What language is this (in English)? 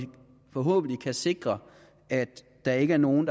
Danish